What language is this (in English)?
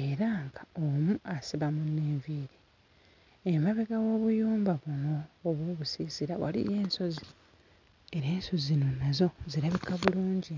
Ganda